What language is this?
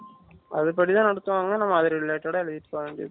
Tamil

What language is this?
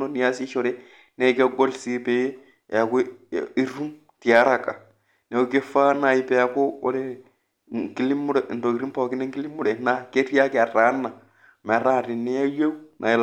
Masai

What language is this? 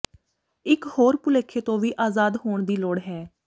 Punjabi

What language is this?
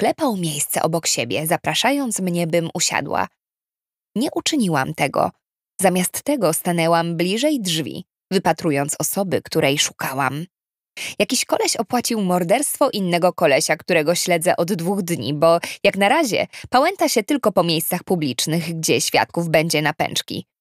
Polish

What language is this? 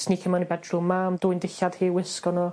Welsh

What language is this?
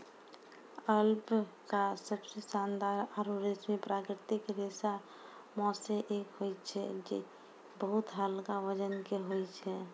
Maithili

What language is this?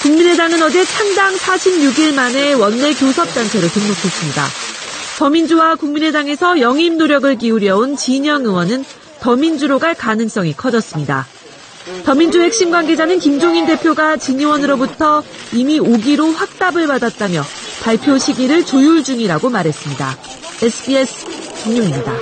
Korean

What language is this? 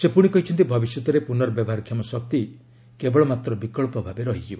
Odia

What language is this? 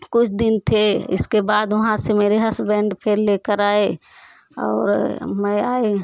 Hindi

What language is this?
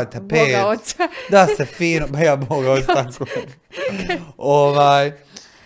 Croatian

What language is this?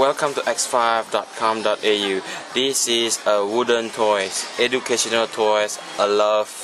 English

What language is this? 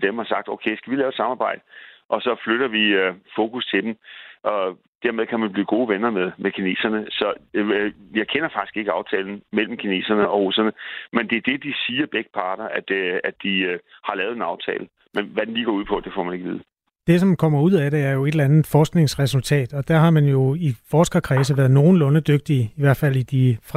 Danish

